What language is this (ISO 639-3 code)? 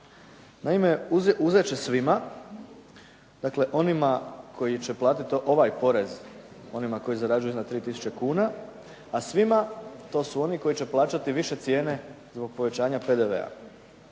hrv